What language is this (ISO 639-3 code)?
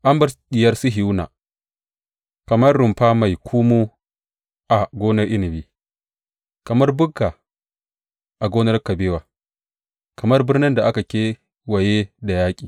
hau